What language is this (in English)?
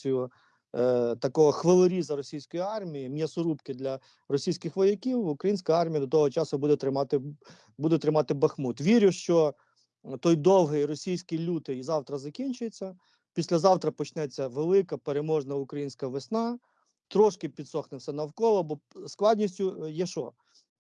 Ukrainian